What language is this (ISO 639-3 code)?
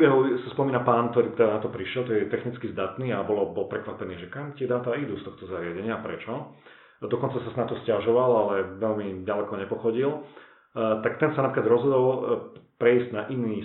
slk